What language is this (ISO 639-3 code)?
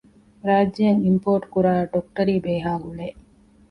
div